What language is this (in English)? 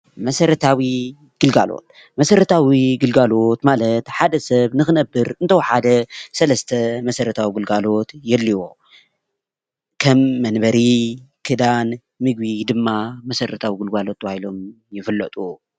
Tigrinya